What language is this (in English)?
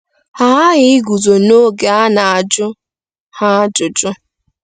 Igbo